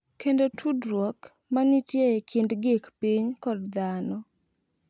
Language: Luo (Kenya and Tanzania)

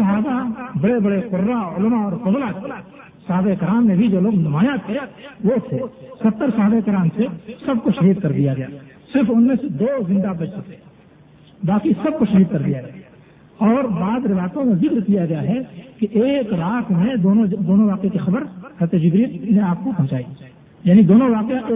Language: Urdu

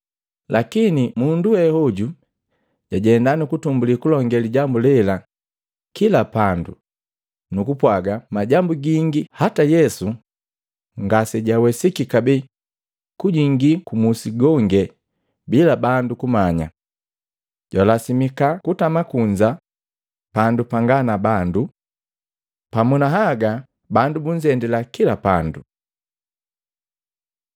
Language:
Matengo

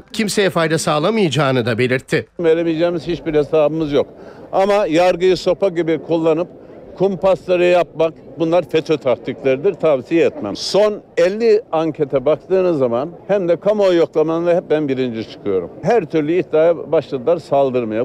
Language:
Turkish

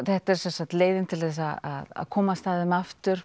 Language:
Icelandic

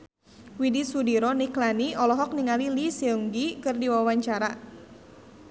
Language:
Sundanese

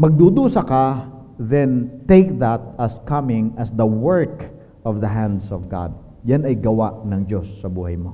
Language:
Filipino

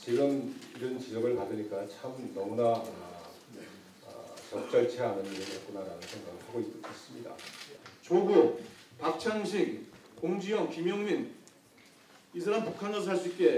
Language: Korean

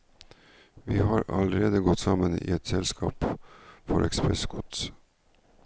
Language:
Norwegian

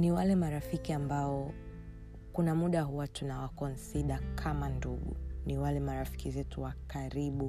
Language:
Swahili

